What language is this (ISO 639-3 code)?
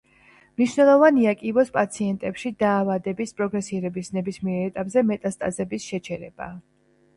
kat